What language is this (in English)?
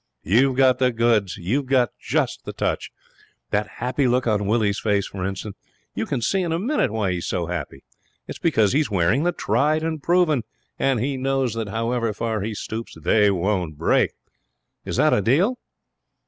English